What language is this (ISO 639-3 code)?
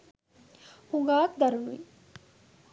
sin